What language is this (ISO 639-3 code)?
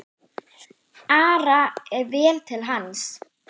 isl